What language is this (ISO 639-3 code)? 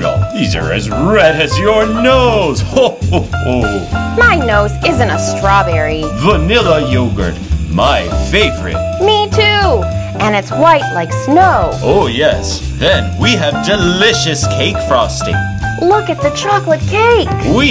eng